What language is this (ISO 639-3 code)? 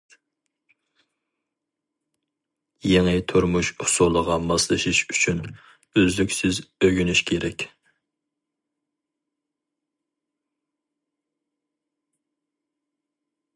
uig